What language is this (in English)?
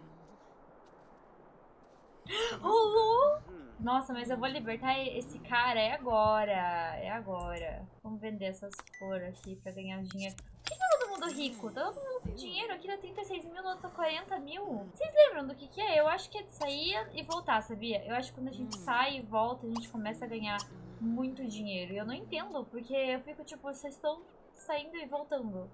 Portuguese